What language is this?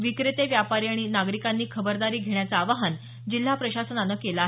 Marathi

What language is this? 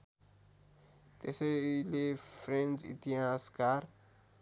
Nepali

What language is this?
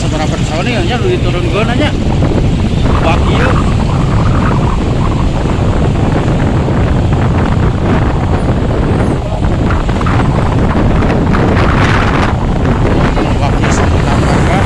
Indonesian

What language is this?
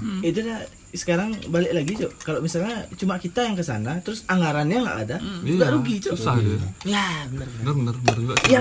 Indonesian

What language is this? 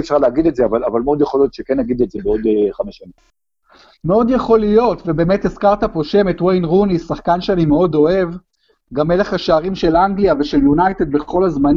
Hebrew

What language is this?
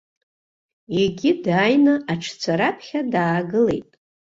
Abkhazian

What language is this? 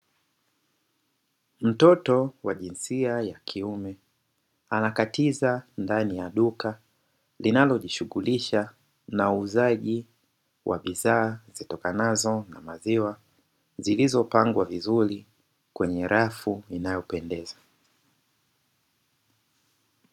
Swahili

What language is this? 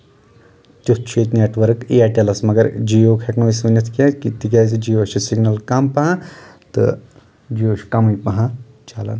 Kashmiri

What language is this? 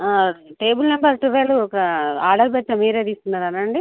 Telugu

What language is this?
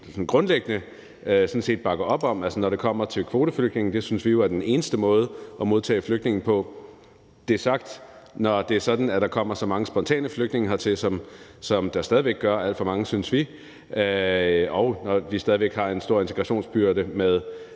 Danish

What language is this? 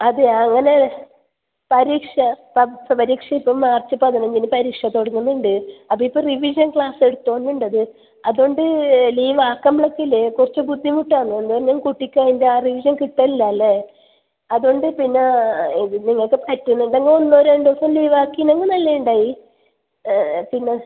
Malayalam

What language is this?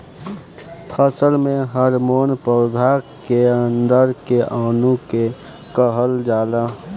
Bhojpuri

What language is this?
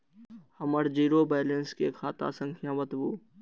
Maithili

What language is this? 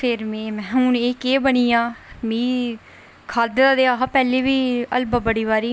Dogri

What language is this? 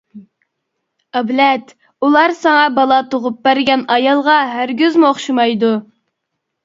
Uyghur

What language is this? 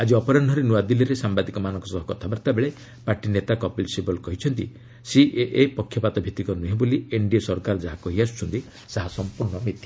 Odia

